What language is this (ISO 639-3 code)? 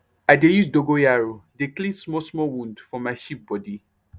pcm